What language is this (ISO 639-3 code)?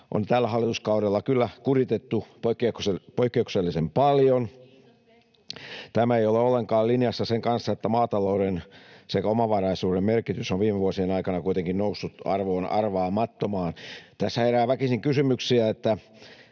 fin